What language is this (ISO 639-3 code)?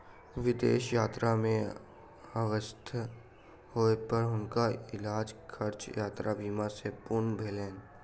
mai